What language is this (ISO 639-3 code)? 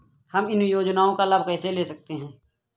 hin